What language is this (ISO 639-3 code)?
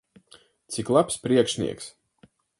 lav